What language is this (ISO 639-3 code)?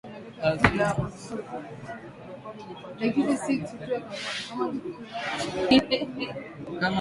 swa